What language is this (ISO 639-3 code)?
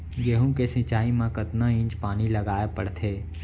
hne